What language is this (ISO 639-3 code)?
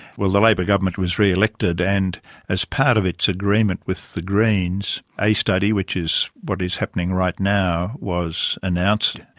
eng